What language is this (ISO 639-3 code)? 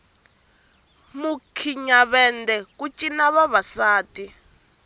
tso